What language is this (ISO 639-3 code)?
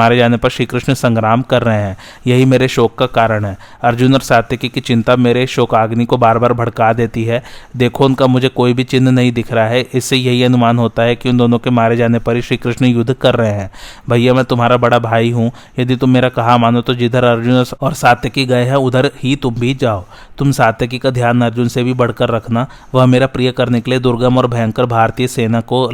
hin